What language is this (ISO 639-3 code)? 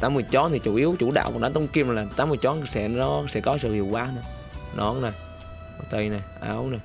vie